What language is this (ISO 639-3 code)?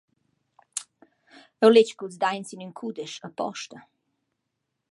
roh